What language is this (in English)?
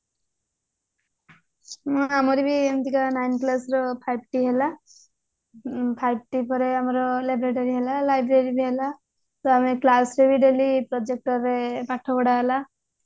Odia